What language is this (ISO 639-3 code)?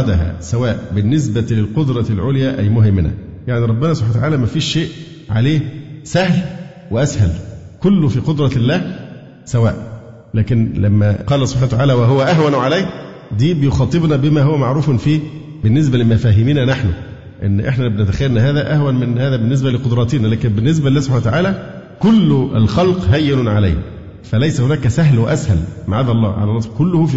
ara